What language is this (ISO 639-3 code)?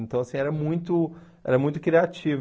por